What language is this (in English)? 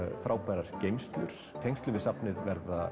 Icelandic